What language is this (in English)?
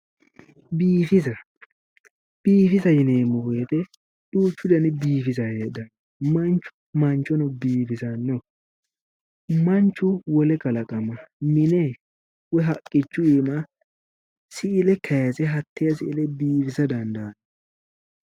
Sidamo